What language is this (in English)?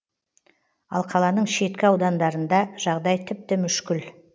Kazakh